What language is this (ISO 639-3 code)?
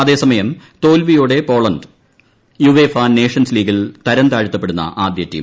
mal